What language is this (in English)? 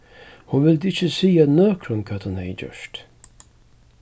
Faroese